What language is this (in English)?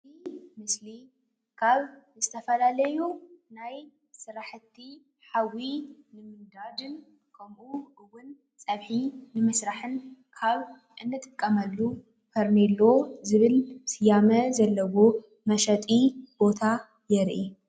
Tigrinya